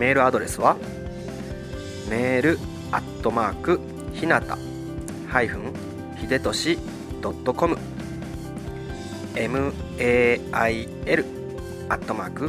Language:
Japanese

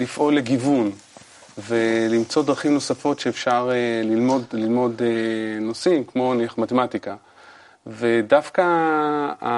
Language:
Hebrew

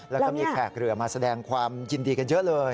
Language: Thai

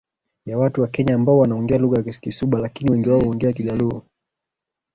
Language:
Swahili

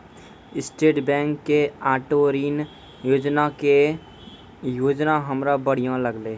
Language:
Maithili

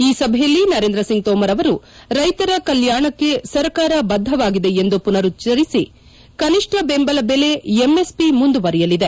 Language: Kannada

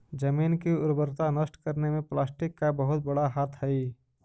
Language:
Magahi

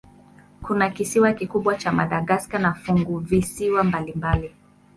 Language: Swahili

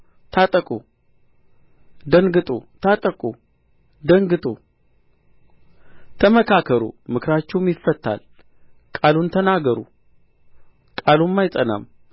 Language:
Amharic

